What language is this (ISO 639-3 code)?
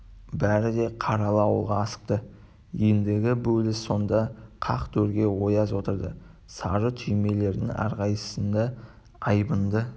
kaz